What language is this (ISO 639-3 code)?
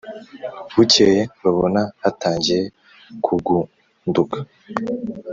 kin